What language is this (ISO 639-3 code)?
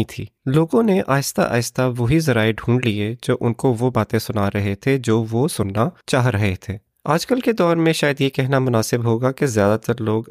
urd